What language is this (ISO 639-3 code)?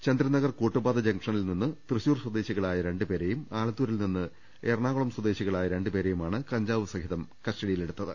mal